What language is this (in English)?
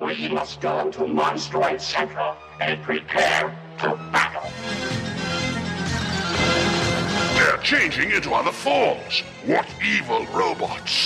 English